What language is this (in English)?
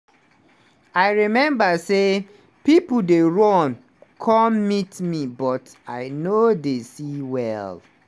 Nigerian Pidgin